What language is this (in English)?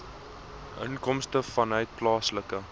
Afrikaans